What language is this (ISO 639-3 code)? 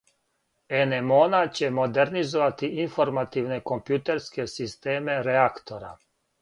srp